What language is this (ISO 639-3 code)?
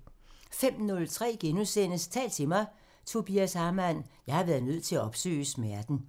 dan